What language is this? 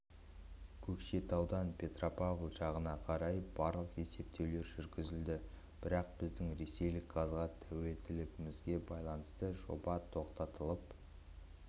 Kazakh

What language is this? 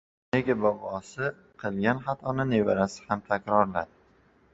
Uzbek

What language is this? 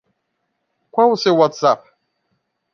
Portuguese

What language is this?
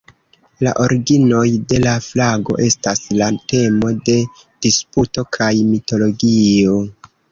Esperanto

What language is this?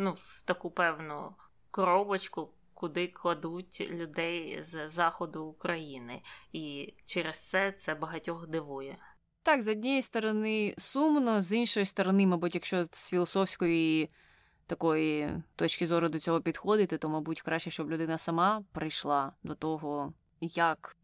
Ukrainian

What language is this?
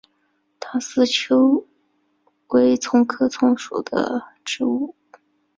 Chinese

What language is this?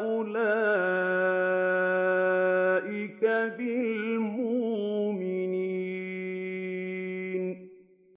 Arabic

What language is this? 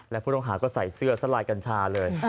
Thai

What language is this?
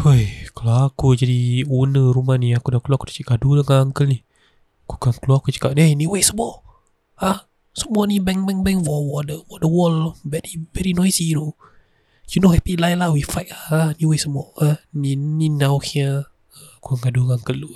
Malay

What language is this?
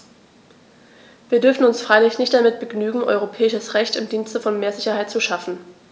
German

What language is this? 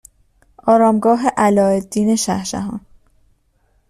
Persian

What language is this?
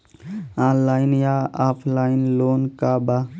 Bhojpuri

